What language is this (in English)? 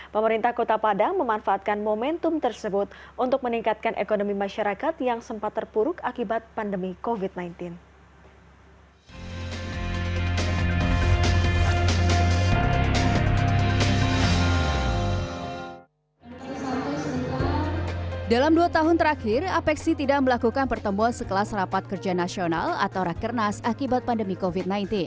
Indonesian